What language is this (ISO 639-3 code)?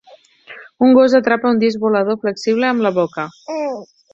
cat